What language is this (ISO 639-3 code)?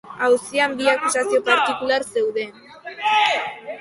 eus